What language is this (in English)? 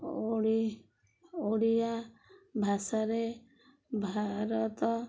Odia